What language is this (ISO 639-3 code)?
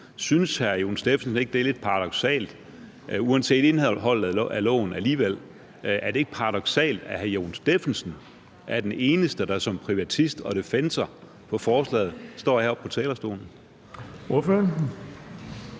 dan